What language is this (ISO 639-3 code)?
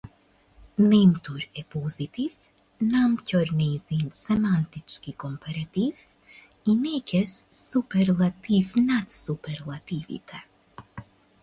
mkd